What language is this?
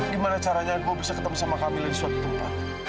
Indonesian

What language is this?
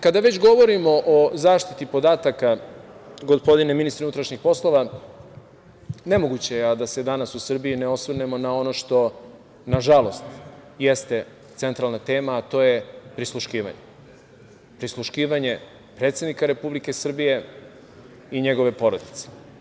Serbian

